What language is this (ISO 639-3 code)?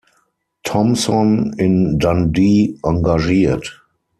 deu